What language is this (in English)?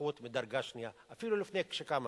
Hebrew